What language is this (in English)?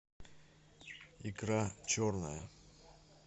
Russian